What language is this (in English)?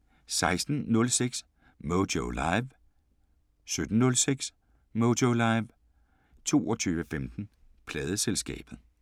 Danish